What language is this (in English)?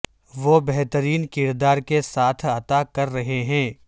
Urdu